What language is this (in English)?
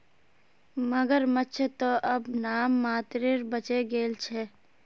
Magahi